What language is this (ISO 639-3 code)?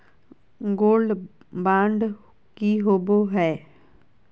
mag